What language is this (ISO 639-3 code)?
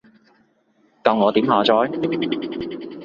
yue